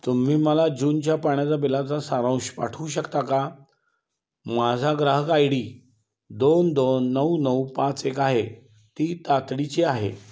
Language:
Marathi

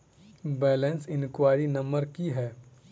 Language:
Maithili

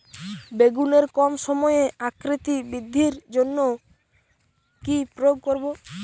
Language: Bangla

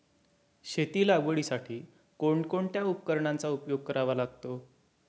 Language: Marathi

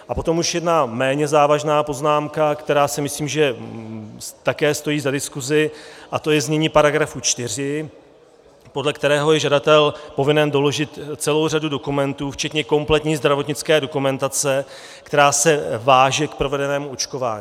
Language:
Czech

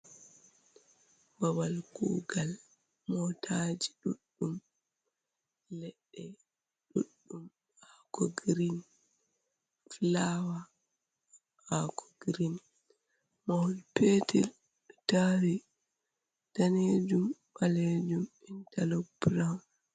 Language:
Fula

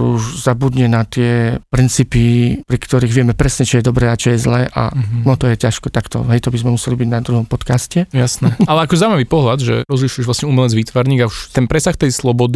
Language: Slovak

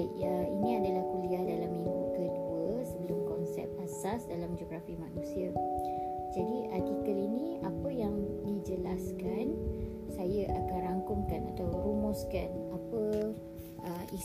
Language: Malay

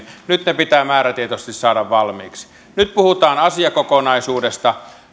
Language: Finnish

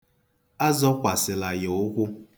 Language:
Igbo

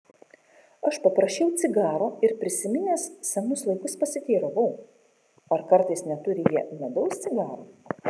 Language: Lithuanian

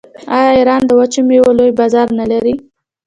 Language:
Pashto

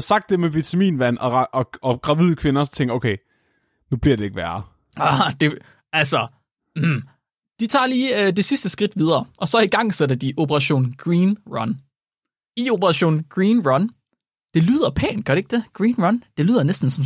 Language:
Danish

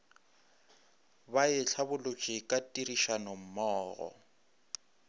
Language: Northern Sotho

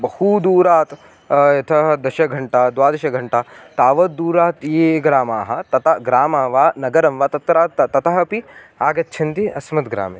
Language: Sanskrit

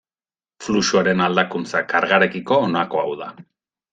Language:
Basque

